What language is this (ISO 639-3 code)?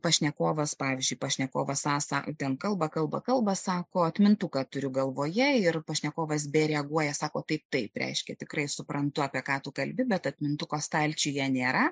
lit